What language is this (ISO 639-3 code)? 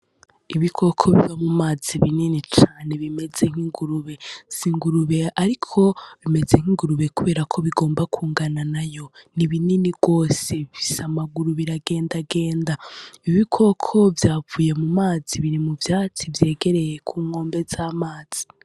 run